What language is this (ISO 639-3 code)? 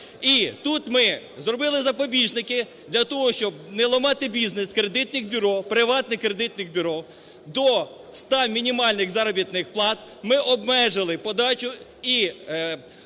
ukr